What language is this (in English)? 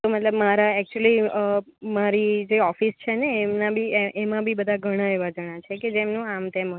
Gujarati